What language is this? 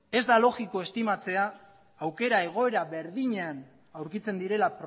Basque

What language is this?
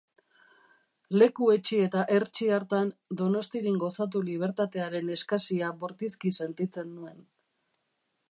Basque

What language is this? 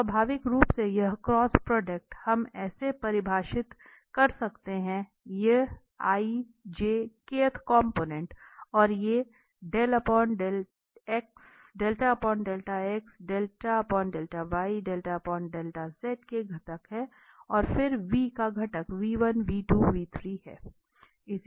Hindi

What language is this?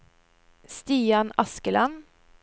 Norwegian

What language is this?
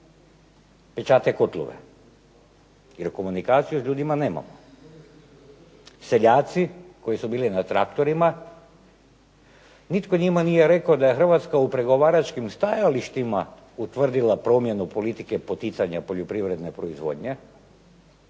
Croatian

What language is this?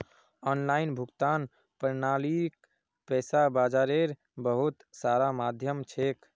Magahi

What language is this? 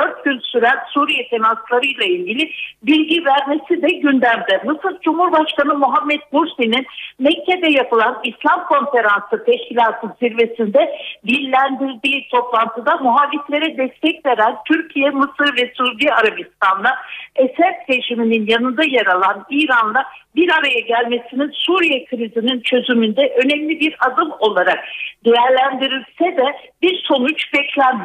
Turkish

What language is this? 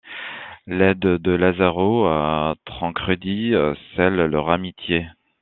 French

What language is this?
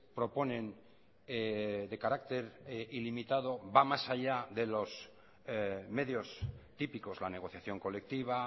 Spanish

